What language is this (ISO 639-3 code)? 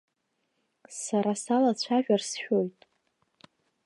abk